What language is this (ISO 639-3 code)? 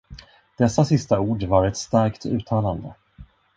swe